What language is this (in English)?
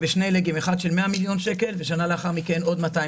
Hebrew